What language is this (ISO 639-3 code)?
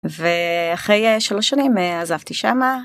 heb